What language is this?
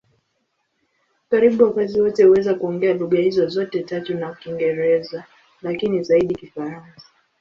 Swahili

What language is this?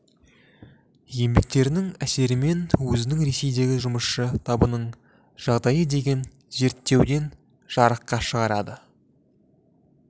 Kazakh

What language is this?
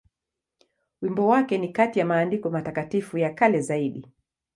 Swahili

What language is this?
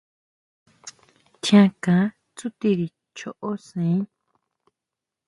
Huautla Mazatec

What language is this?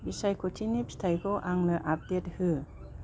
Bodo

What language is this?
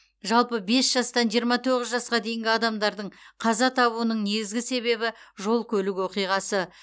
Kazakh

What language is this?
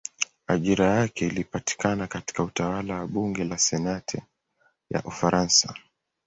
Swahili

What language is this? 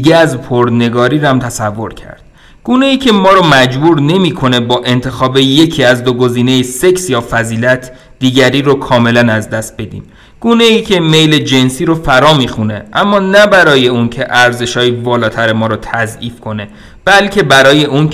Persian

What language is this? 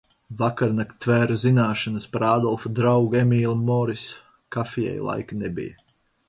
Latvian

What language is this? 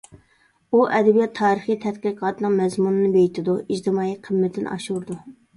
Uyghur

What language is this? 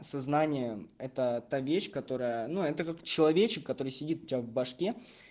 Russian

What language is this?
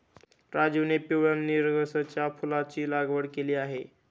Marathi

